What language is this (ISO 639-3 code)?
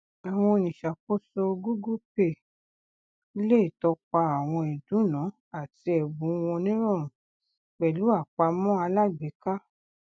yor